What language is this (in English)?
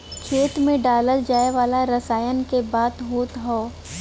Bhojpuri